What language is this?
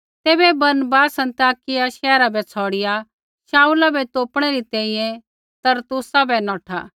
Kullu Pahari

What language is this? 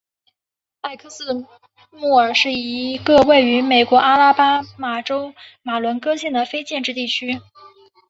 Chinese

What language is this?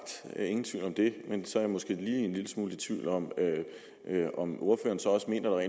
Danish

